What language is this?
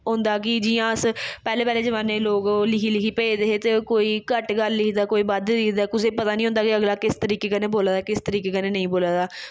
Dogri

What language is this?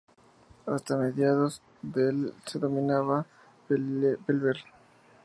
Spanish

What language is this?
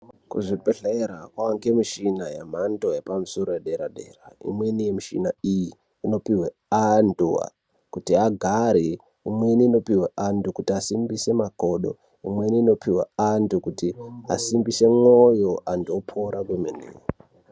Ndau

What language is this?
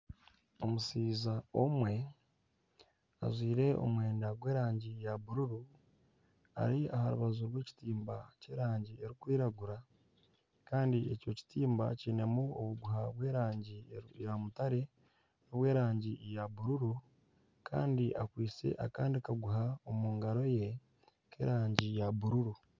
Nyankole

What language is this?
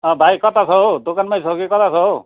Nepali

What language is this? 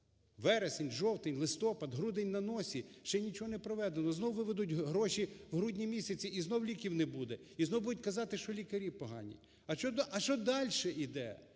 Ukrainian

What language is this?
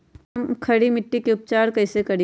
Magahi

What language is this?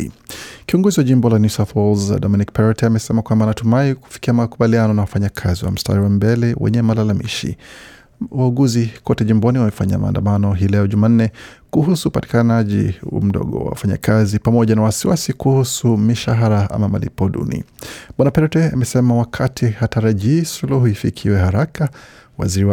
Swahili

